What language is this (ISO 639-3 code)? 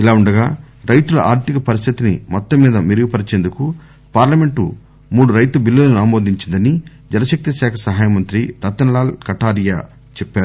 tel